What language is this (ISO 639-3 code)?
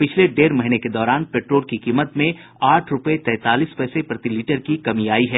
hin